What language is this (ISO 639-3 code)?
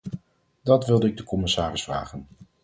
nld